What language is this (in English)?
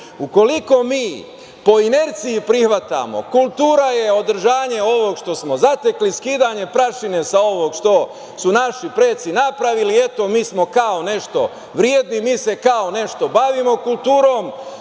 Serbian